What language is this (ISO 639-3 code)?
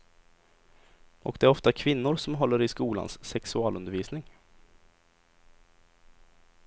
swe